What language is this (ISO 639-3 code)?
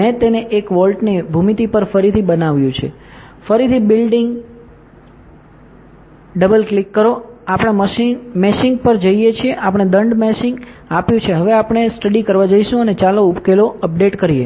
guj